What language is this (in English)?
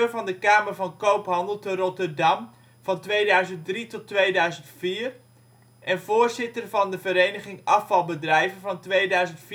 Dutch